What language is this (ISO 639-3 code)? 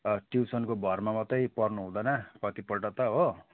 nep